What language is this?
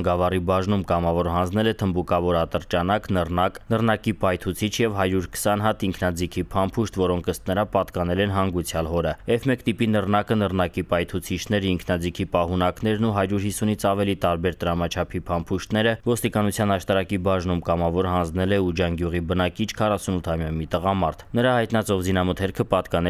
Romanian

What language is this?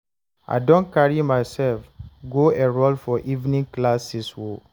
Nigerian Pidgin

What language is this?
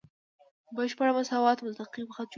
Pashto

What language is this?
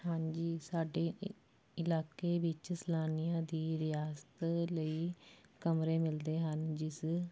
Punjabi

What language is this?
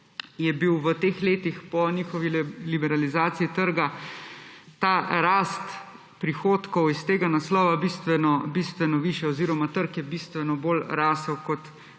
Slovenian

